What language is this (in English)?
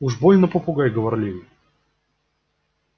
Russian